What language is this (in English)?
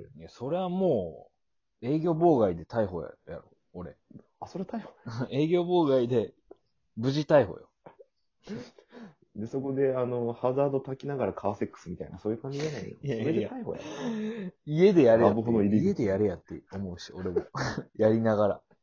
Japanese